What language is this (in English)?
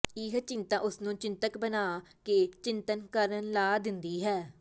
Punjabi